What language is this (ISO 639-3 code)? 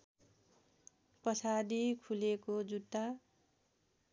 nep